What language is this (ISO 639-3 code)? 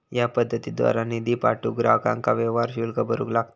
mar